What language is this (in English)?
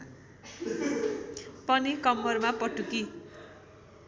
Nepali